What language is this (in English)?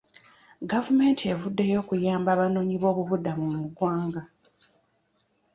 Ganda